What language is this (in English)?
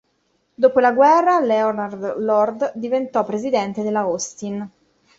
Italian